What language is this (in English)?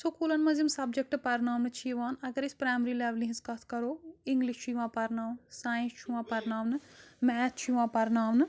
Kashmiri